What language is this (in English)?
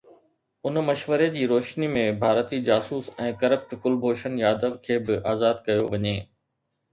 Sindhi